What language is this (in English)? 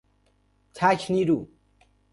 Persian